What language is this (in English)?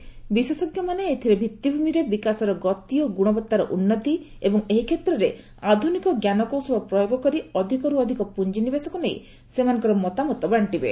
Odia